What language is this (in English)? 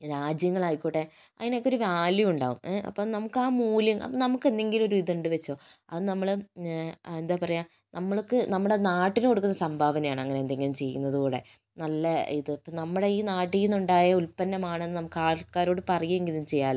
Malayalam